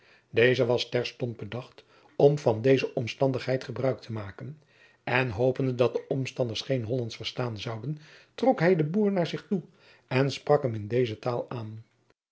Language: Dutch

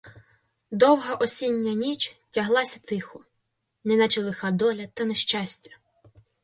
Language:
Ukrainian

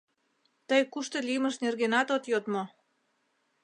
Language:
Mari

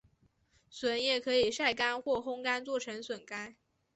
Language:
Chinese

